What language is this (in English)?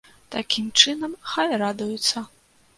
Belarusian